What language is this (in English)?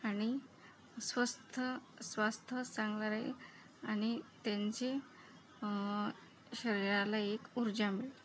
Marathi